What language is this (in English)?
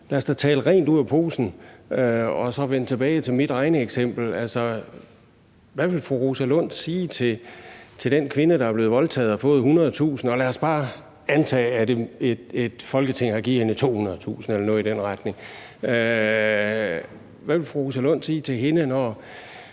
Danish